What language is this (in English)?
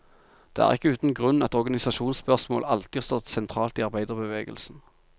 Norwegian